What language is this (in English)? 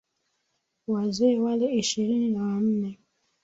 Swahili